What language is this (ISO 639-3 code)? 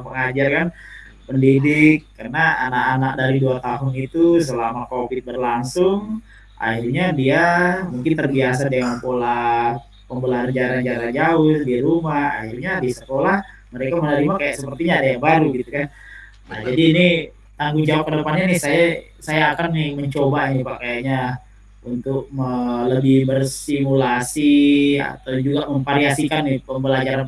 ind